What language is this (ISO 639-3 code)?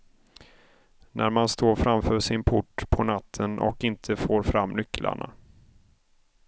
swe